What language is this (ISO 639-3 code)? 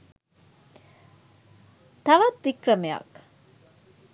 sin